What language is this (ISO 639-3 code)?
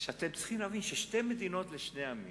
heb